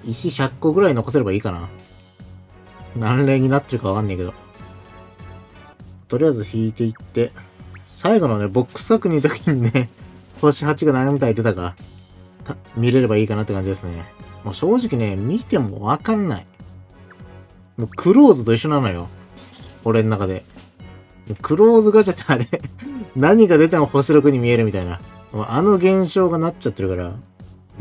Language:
Japanese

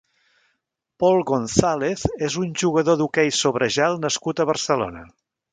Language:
Catalan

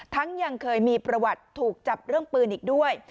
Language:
Thai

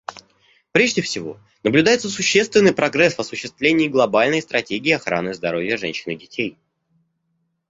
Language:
Russian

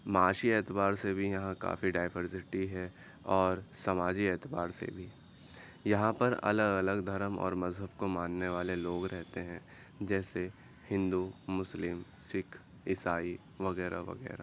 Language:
Urdu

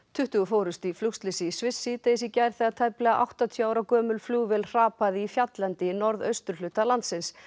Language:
Icelandic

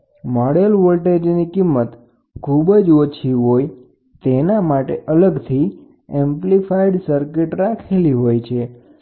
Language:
Gujarati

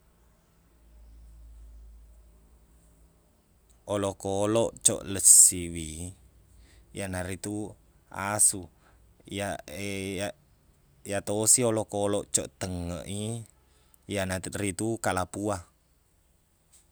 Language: Buginese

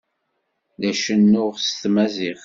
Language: Kabyle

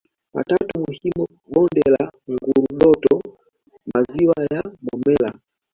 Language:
Swahili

